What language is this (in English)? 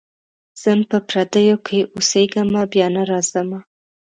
Pashto